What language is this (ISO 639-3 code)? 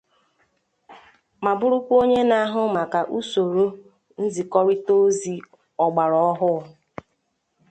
ibo